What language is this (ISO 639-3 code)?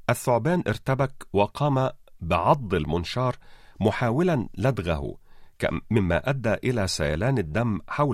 ara